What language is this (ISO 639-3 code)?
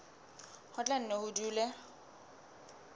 sot